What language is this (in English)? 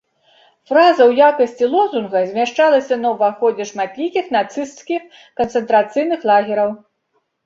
Belarusian